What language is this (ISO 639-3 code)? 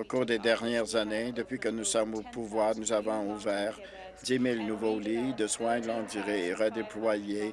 fra